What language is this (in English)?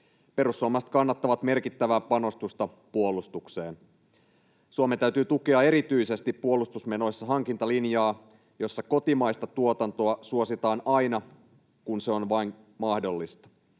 Finnish